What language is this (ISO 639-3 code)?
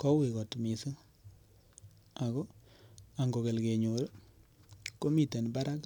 kln